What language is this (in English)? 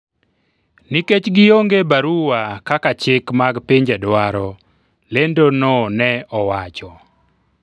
Luo (Kenya and Tanzania)